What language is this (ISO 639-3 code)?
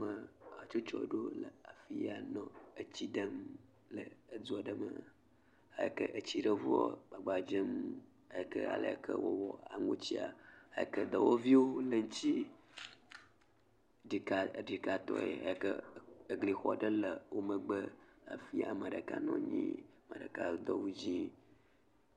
ewe